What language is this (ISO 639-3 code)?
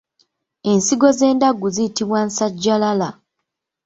lug